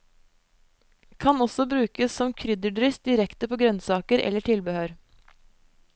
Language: Norwegian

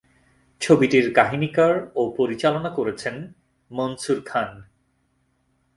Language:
Bangla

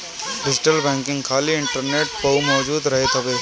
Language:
Bhojpuri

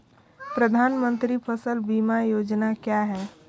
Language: Hindi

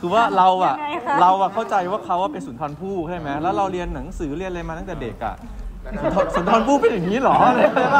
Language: Thai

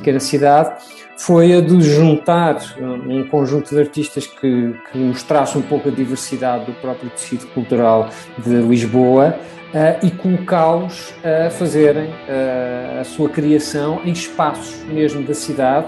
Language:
Portuguese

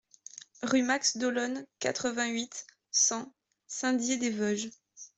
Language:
French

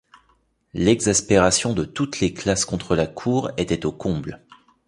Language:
French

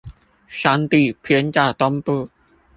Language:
Chinese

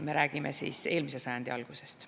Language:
Estonian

